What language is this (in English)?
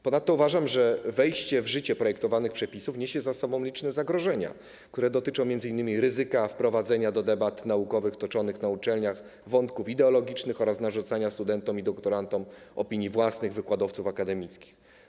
Polish